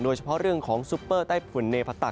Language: Thai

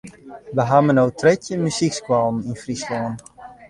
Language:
Western Frisian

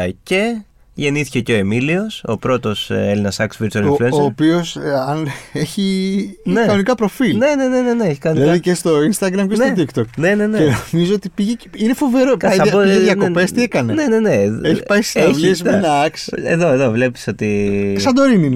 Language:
Greek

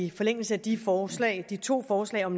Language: Danish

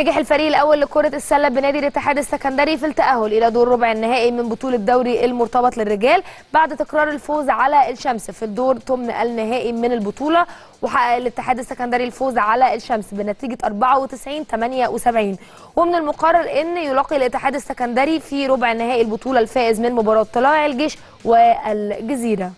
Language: Arabic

